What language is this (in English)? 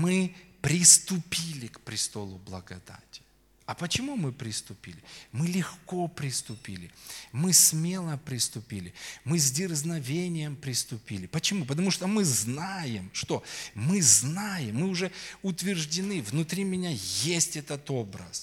Russian